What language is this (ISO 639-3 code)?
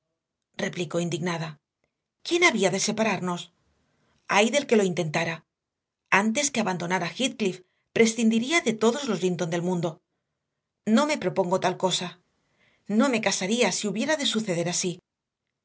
spa